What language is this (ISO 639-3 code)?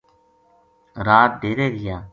gju